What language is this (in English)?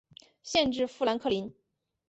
Chinese